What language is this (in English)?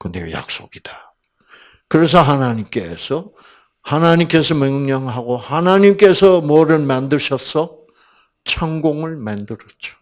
Korean